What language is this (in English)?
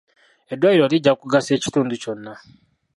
Ganda